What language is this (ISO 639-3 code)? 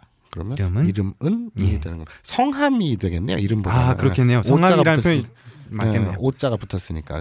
kor